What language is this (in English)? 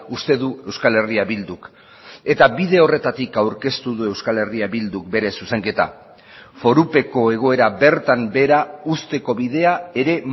Basque